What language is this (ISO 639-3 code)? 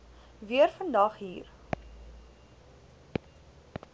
afr